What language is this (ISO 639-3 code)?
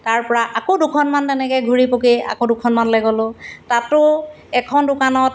asm